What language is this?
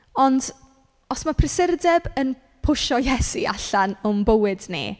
Welsh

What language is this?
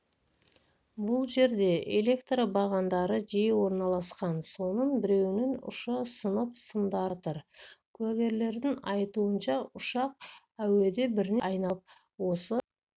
Kazakh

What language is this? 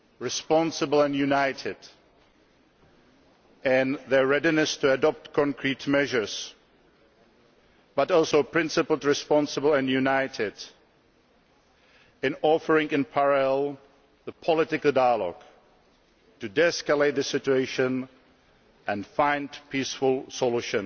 English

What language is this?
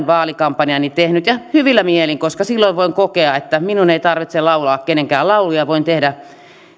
Finnish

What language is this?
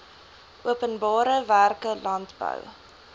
Afrikaans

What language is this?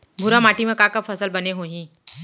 Chhattisgarhi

